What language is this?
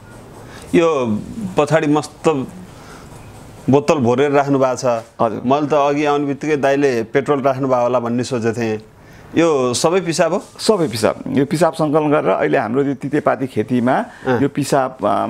Dutch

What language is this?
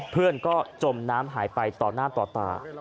Thai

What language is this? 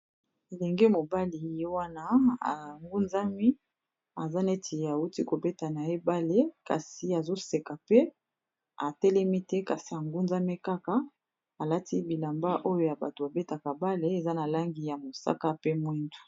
Lingala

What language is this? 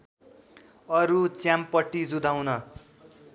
Nepali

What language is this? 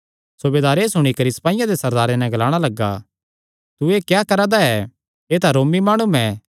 Kangri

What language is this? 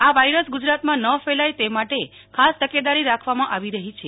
Gujarati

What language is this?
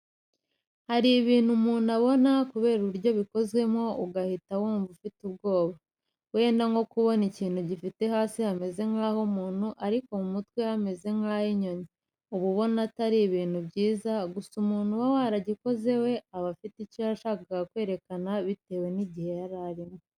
Kinyarwanda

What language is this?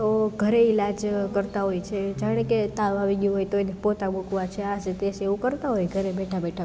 Gujarati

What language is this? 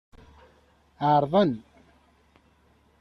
Kabyle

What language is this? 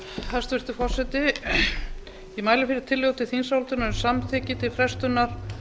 Icelandic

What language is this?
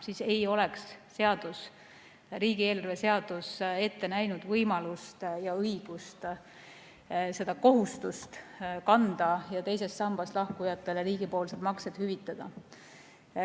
Estonian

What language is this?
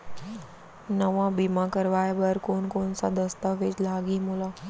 Chhattisgarhi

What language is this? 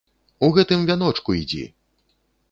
Belarusian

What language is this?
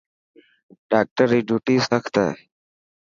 Dhatki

